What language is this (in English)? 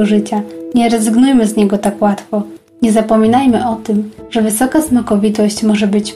Polish